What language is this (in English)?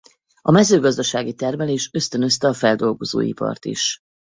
Hungarian